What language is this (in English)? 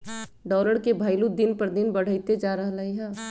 Magahi